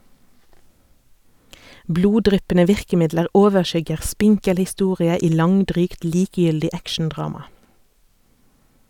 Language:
Norwegian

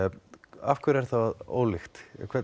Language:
Icelandic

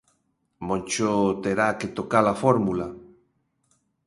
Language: Galician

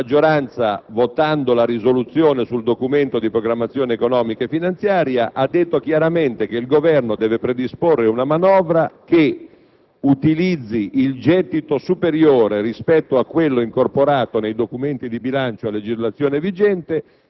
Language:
Italian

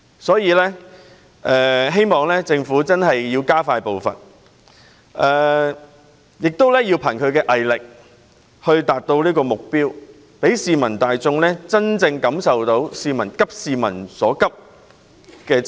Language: Cantonese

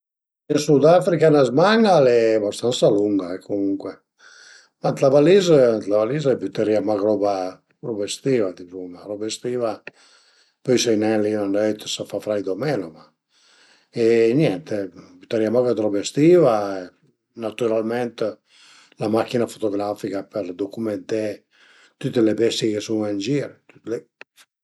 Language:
Piedmontese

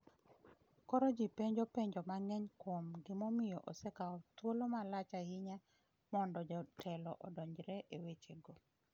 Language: Luo (Kenya and Tanzania)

